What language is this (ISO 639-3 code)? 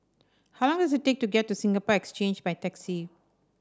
eng